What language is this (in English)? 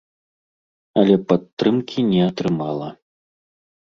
Belarusian